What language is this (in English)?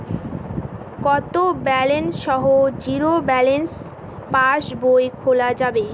Bangla